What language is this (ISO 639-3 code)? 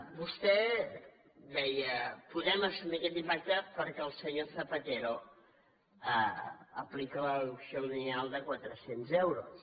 cat